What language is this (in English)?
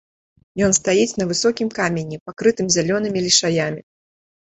Belarusian